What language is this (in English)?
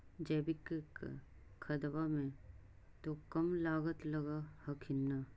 Magahi